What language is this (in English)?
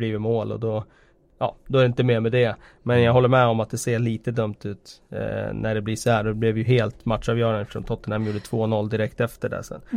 Swedish